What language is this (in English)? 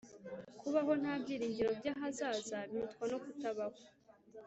Kinyarwanda